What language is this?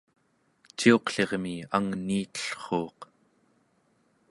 Central Yupik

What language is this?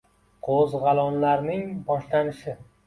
Uzbek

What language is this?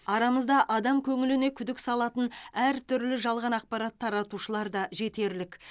Kazakh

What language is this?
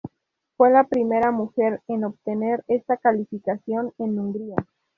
Spanish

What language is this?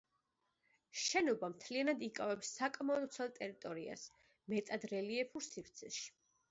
Georgian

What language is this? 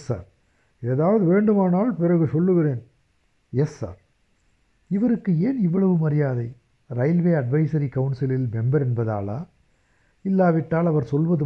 Tamil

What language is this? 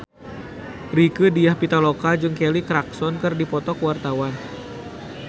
Sundanese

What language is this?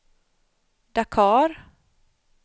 Swedish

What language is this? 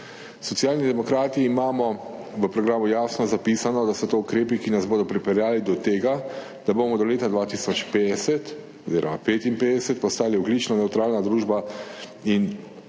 Slovenian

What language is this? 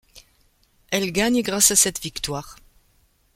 French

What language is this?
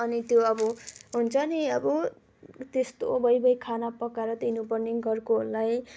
Nepali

